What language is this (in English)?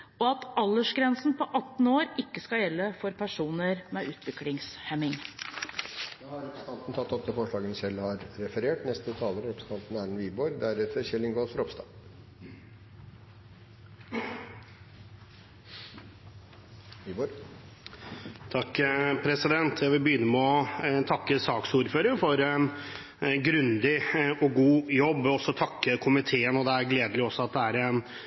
Norwegian